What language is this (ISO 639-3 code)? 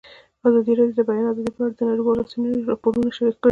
pus